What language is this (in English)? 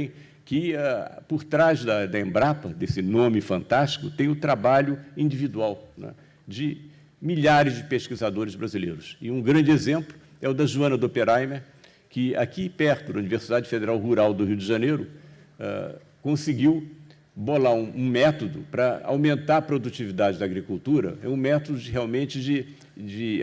Portuguese